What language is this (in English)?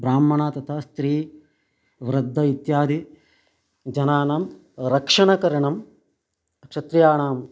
Sanskrit